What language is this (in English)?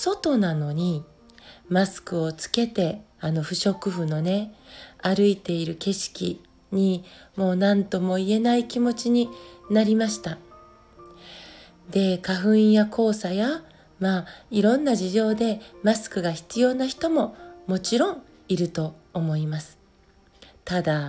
Japanese